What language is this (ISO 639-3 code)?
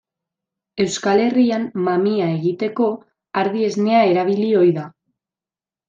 eus